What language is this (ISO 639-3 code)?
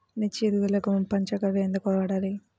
tel